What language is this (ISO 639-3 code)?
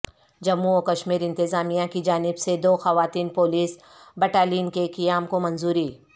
urd